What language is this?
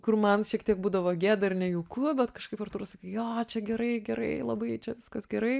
Lithuanian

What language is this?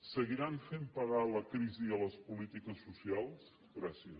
Catalan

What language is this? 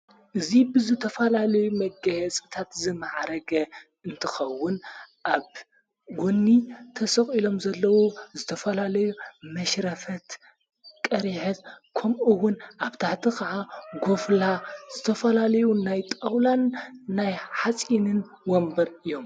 Tigrinya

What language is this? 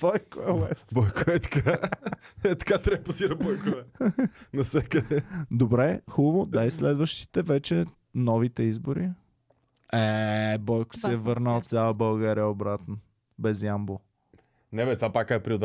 Bulgarian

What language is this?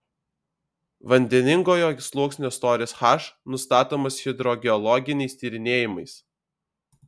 Lithuanian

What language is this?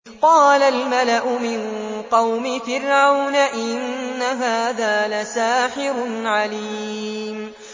Arabic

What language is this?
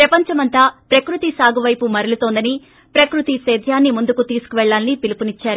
Telugu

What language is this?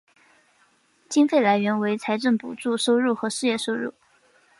Chinese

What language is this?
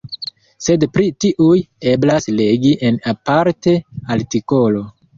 Esperanto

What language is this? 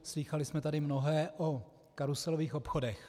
Czech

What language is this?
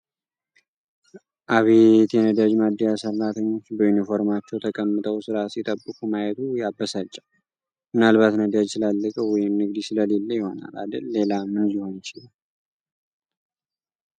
Amharic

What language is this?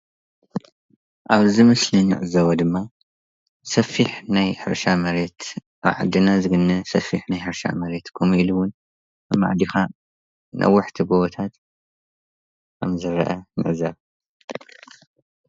Tigrinya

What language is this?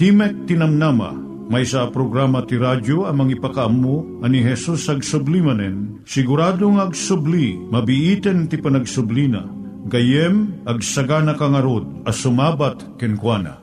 Filipino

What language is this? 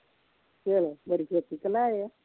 Punjabi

